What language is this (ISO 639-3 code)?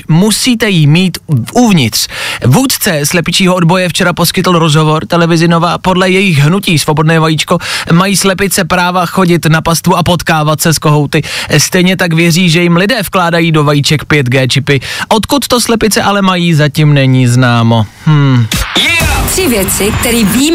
ces